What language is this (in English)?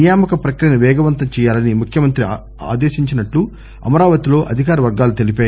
Telugu